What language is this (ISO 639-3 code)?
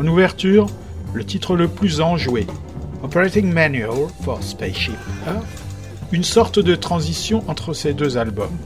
fra